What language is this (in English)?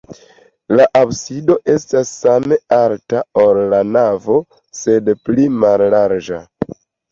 Esperanto